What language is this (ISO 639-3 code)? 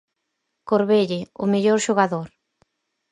glg